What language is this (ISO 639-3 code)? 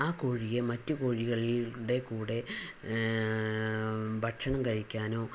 mal